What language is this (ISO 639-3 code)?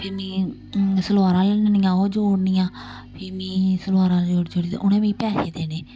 doi